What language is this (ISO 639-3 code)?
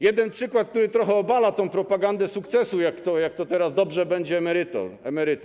pol